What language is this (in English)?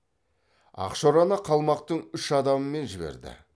Kazakh